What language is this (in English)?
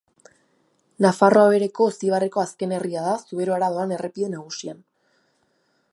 Basque